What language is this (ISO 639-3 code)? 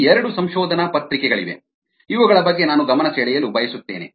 kan